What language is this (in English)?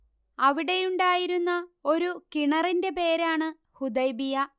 Malayalam